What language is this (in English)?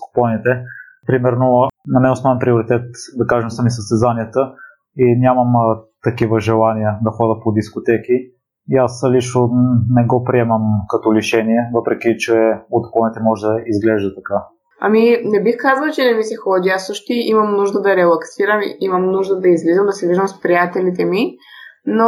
Bulgarian